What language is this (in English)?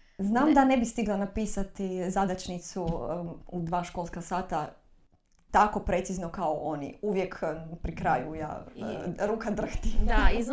Croatian